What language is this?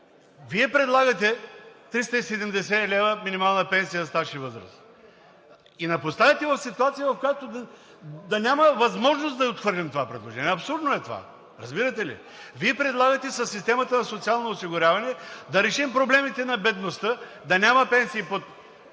Bulgarian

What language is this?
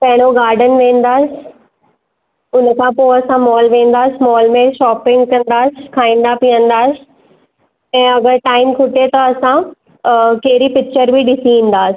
Sindhi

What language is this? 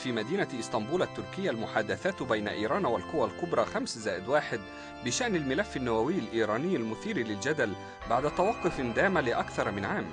Arabic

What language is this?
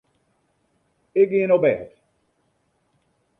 Western Frisian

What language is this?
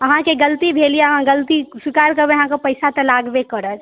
Maithili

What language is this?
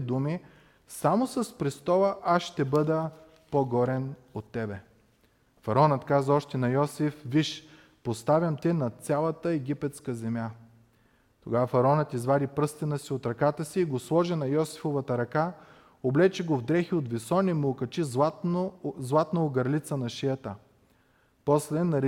Bulgarian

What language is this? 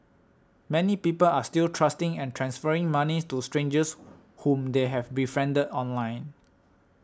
English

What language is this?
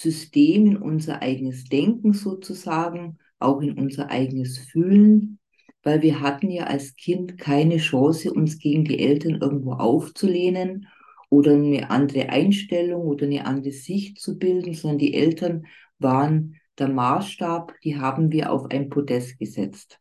German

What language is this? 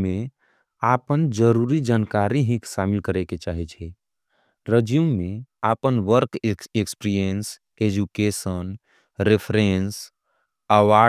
Angika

